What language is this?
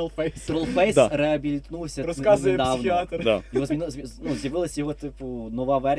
Ukrainian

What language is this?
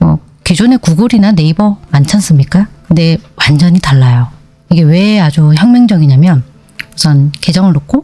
Korean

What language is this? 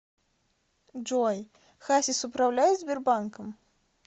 Russian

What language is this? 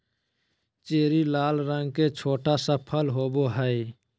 Magahi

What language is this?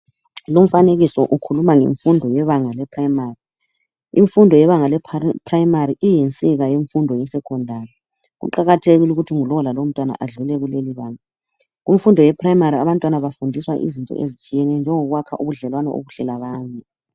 North Ndebele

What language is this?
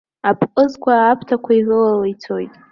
Abkhazian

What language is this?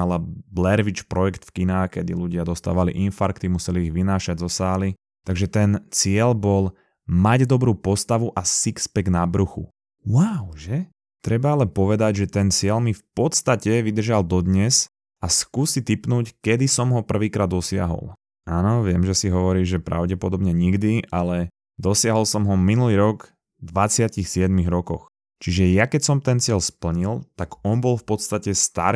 Slovak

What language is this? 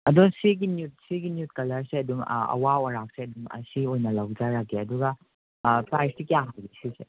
Manipuri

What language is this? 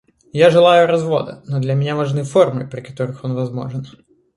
Russian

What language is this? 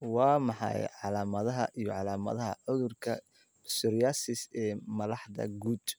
Somali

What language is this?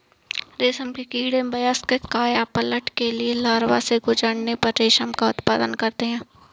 Hindi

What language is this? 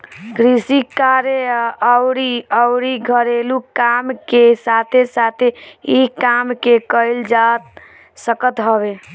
Bhojpuri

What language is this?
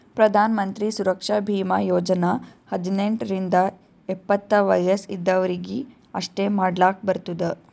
Kannada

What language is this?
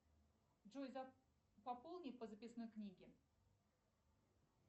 Russian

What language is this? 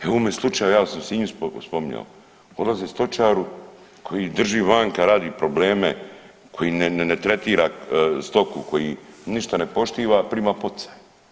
Croatian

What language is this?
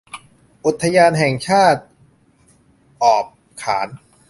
Thai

